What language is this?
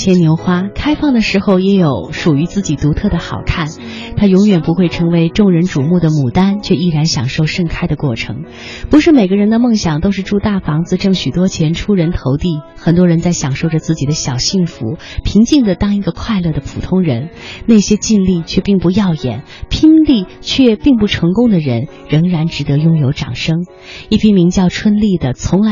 Chinese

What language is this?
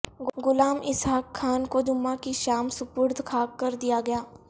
Urdu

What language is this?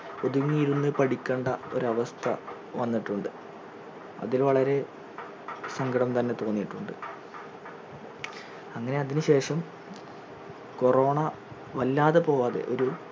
Malayalam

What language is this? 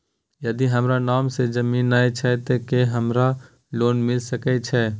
Maithili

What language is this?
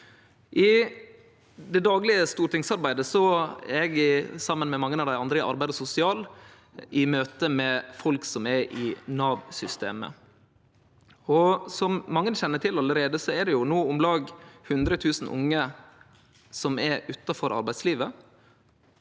Norwegian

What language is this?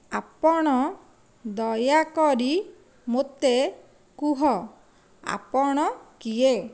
Odia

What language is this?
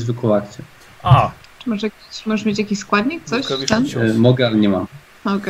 Polish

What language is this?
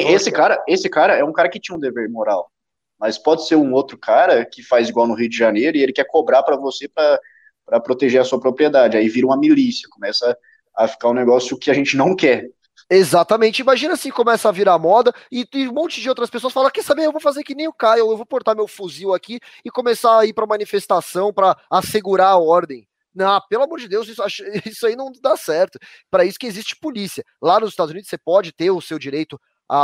Portuguese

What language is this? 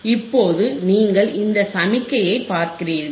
Tamil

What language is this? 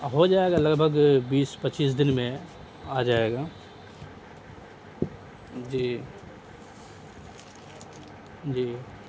Urdu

